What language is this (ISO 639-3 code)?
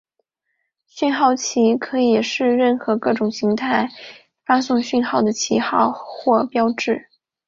zho